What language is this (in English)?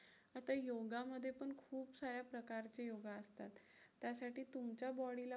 Marathi